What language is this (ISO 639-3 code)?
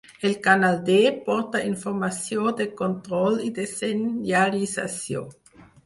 cat